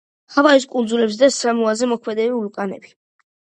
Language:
Georgian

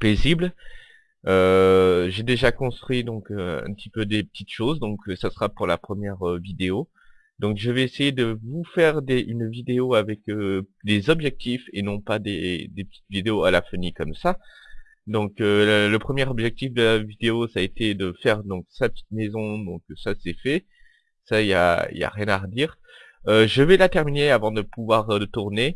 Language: French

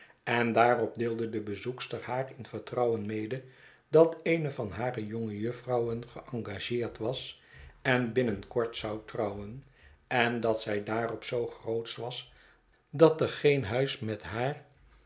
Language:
Dutch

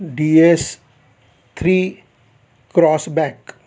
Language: Marathi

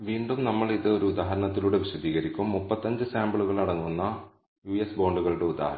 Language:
Malayalam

